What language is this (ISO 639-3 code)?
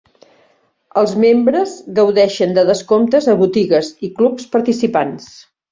cat